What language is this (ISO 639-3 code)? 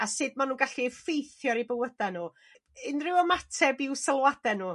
cym